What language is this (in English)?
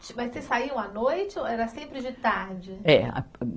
Portuguese